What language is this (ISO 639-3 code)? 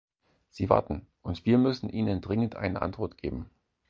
deu